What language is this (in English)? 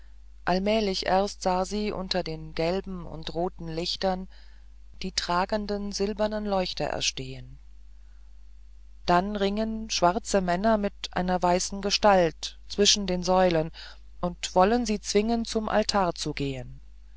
German